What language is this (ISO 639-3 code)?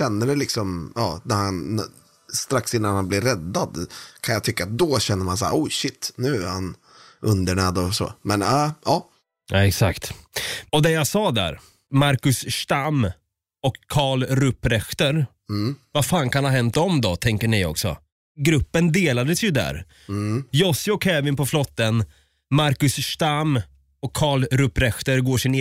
swe